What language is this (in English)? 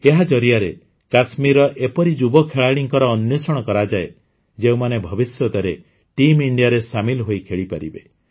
Odia